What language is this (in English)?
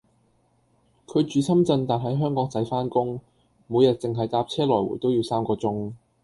Cantonese